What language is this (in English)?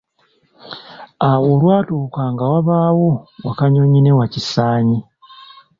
Ganda